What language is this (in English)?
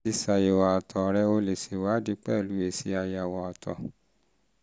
Yoruba